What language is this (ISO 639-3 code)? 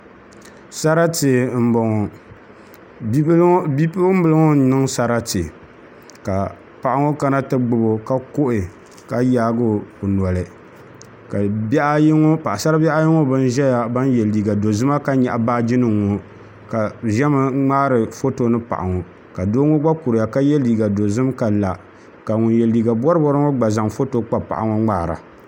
dag